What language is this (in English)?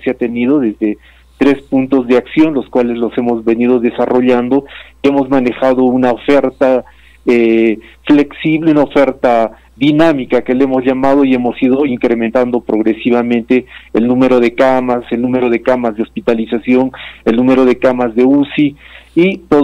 Spanish